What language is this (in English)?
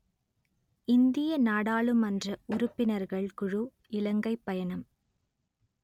Tamil